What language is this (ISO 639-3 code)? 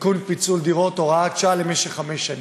heb